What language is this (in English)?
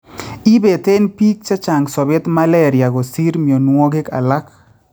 Kalenjin